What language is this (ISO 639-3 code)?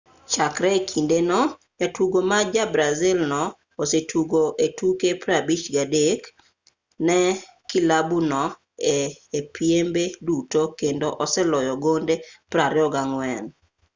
luo